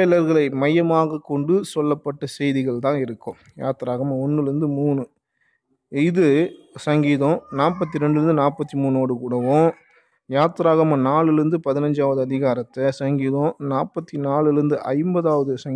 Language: Tamil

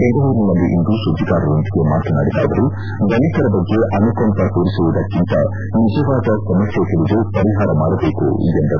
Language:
Kannada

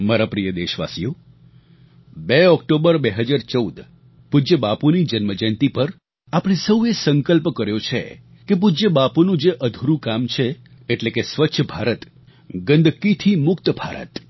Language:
Gujarati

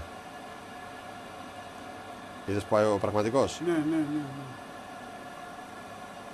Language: Greek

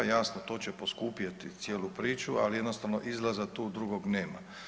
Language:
Croatian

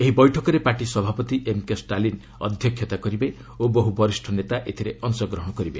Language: Odia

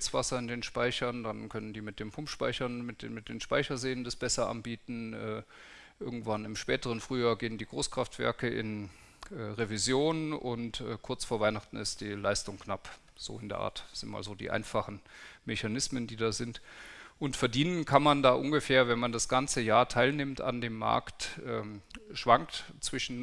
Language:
German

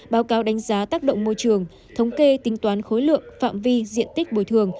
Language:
Vietnamese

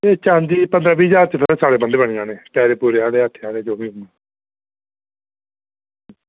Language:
Dogri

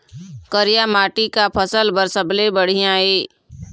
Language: Chhattisgarhi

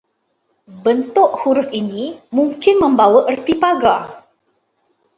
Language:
Malay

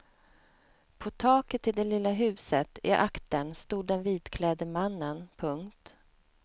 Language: Swedish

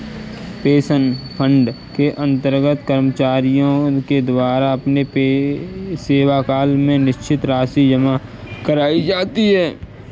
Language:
Hindi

